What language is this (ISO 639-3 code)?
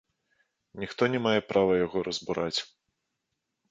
bel